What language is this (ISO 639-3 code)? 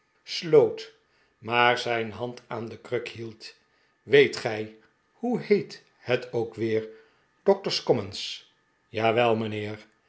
nld